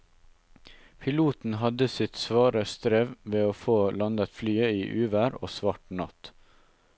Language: Norwegian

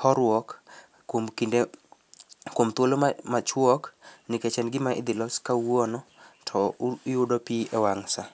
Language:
Luo (Kenya and Tanzania)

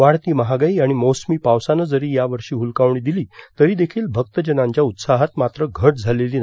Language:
Marathi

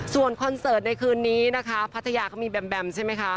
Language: Thai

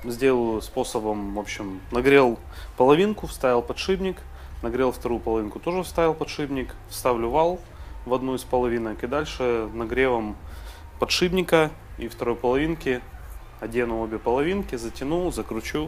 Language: Russian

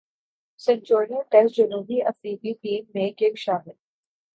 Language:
Urdu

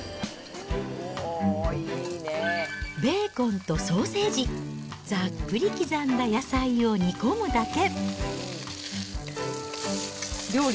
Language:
Japanese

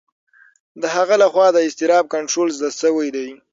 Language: Pashto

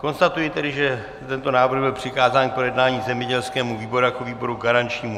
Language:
Czech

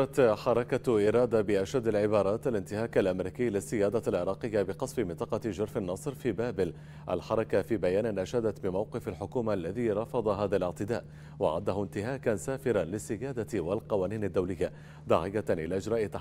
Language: Arabic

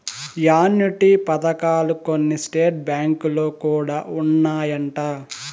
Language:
Telugu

